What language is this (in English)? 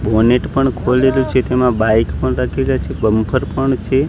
Gujarati